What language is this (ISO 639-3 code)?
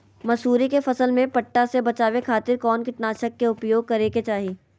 mag